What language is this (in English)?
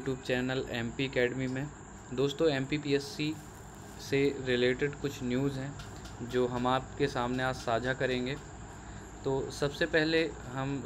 Hindi